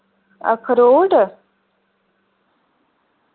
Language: Dogri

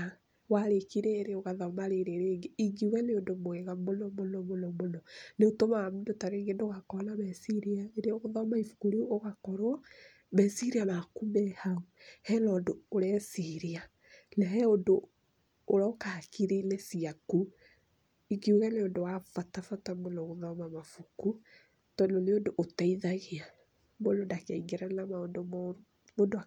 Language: Kikuyu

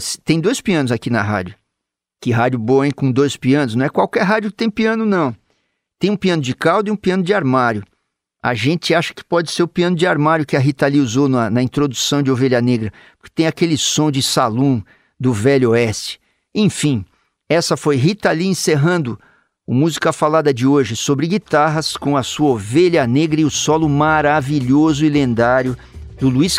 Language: Portuguese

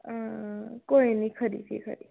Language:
Dogri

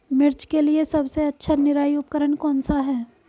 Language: Hindi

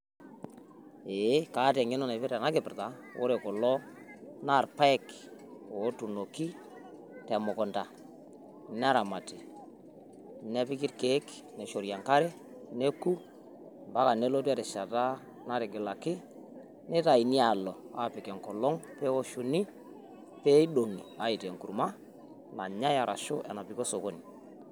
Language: Masai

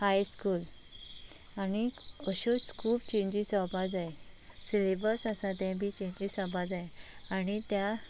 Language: Konkani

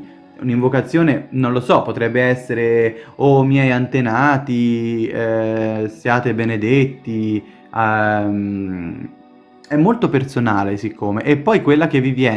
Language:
Italian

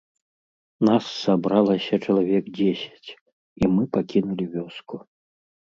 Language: Belarusian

